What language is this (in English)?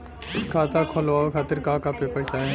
Bhojpuri